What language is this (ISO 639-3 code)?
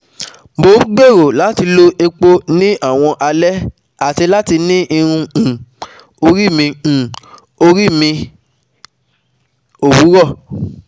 yor